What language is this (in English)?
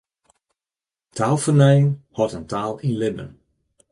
Western Frisian